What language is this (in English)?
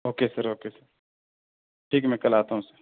Urdu